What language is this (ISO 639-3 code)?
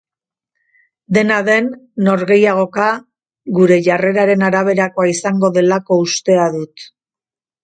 eus